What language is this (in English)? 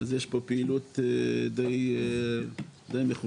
Hebrew